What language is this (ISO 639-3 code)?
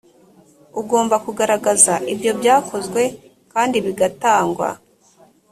kin